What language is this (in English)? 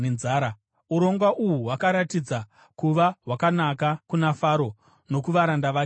Shona